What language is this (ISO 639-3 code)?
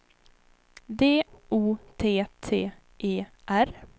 swe